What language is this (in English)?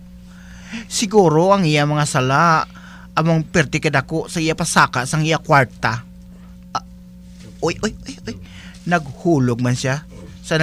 Filipino